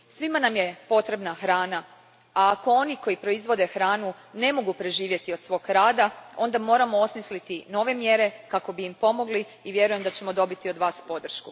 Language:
Croatian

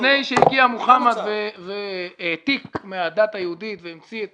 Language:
Hebrew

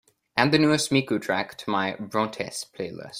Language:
English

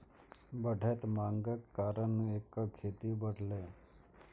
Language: Maithili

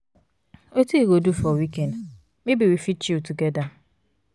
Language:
Nigerian Pidgin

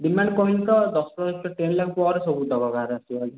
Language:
Odia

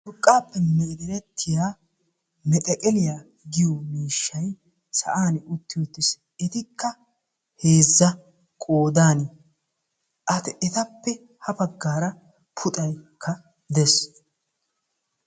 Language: Wolaytta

